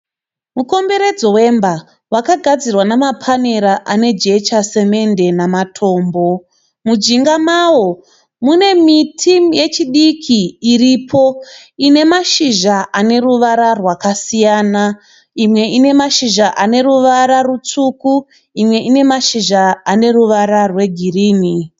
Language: Shona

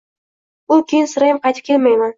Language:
Uzbek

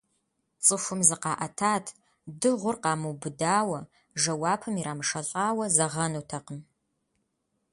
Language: Kabardian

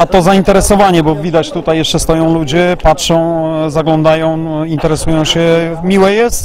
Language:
Polish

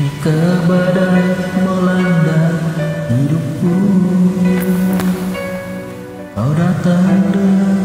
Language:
Indonesian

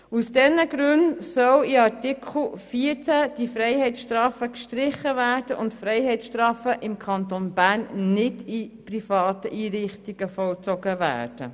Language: Swiss German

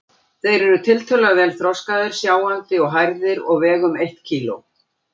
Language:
Icelandic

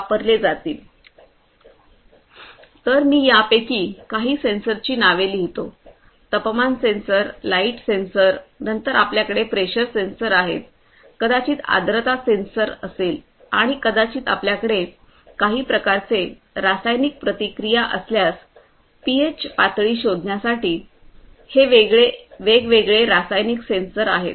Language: Marathi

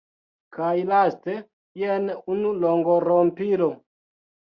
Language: Esperanto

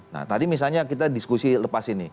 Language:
Indonesian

